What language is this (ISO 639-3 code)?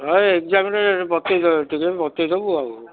ori